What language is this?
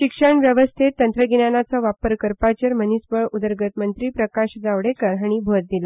Konkani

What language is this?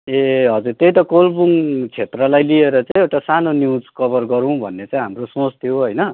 Nepali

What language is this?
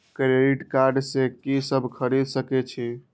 Maithili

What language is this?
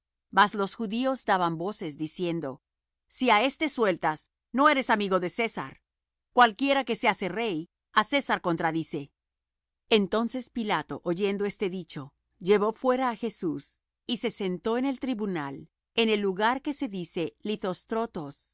Spanish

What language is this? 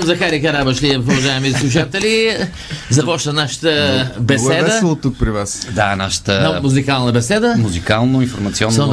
Bulgarian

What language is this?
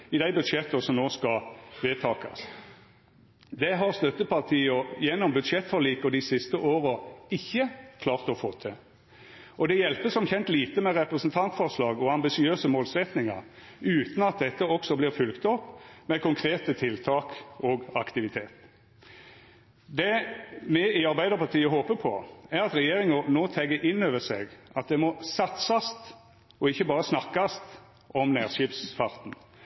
Norwegian Nynorsk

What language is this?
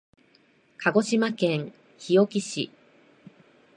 Japanese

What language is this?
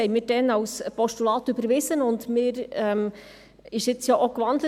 Swiss German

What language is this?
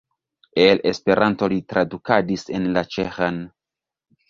Esperanto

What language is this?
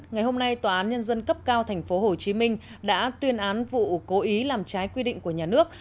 Vietnamese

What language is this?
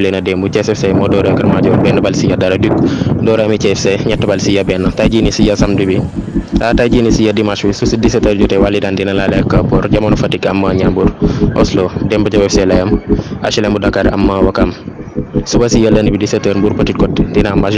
French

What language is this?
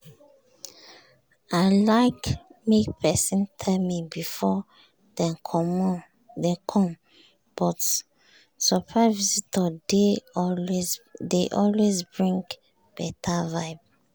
Nigerian Pidgin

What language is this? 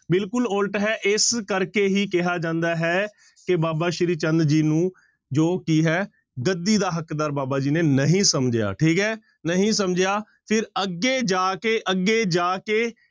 Punjabi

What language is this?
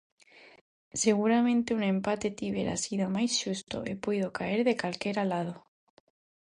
Galician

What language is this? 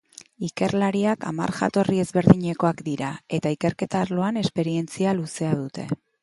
Basque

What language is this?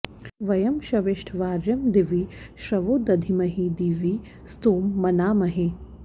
Sanskrit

